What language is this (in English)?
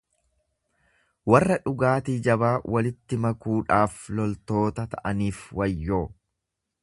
Oromo